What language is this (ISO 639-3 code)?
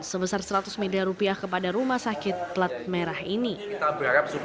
ind